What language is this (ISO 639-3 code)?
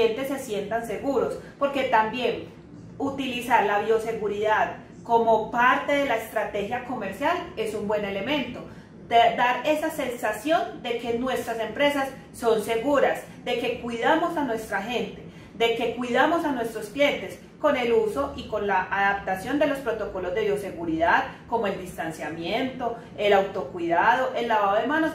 spa